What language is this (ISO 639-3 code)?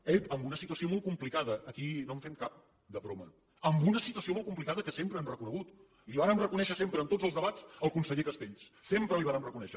cat